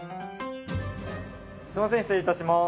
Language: Japanese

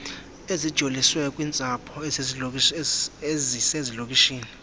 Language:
Xhosa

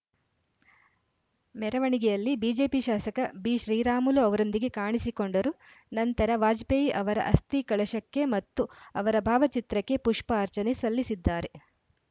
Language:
Kannada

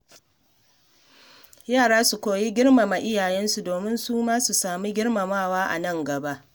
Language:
Hausa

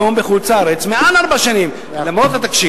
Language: Hebrew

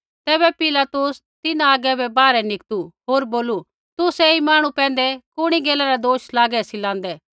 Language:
Kullu Pahari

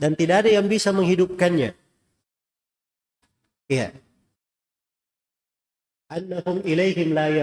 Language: Indonesian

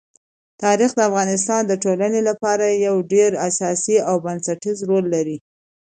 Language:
Pashto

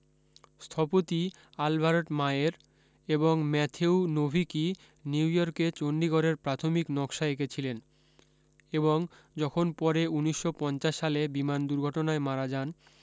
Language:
Bangla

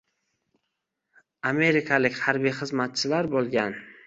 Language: Uzbek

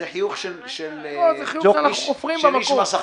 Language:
Hebrew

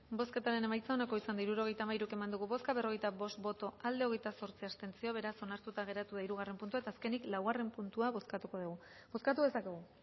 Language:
Basque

